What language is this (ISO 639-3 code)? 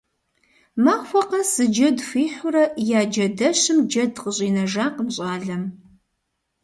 kbd